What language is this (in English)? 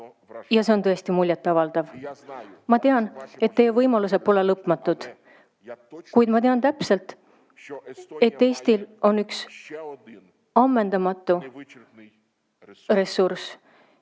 Estonian